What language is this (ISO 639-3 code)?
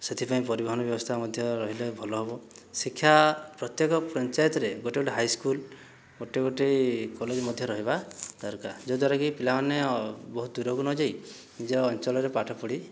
ori